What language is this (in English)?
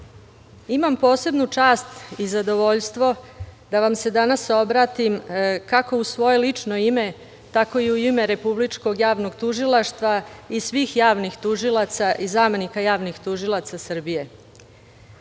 Serbian